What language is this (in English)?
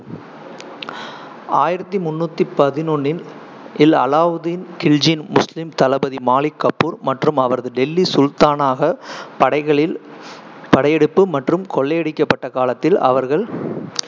Tamil